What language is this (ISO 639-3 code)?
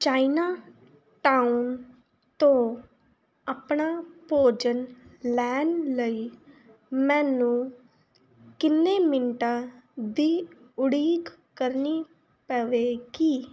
pan